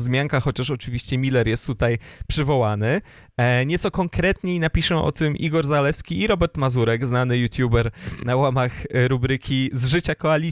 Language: Polish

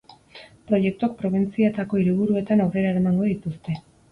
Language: Basque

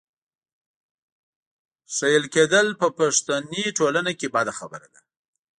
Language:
Pashto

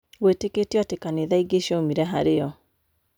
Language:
Kikuyu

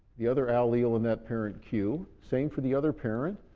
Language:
English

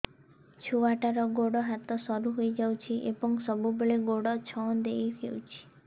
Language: Odia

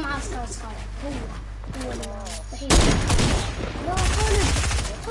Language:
Arabic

